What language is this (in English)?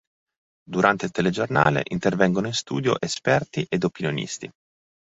Italian